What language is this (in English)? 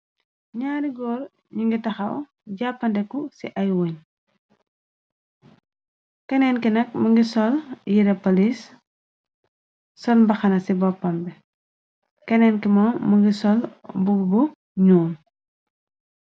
Wolof